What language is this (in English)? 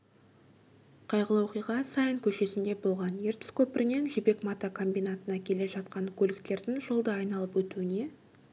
Kazakh